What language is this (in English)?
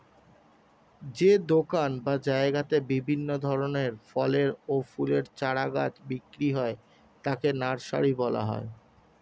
Bangla